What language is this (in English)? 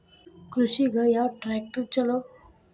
Kannada